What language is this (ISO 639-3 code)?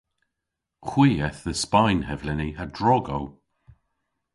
cor